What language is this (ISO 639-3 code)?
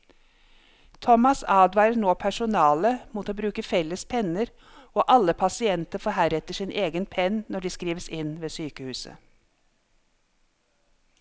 nor